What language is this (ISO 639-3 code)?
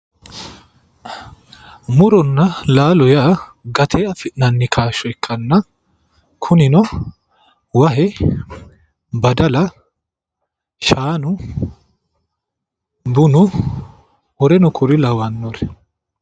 sid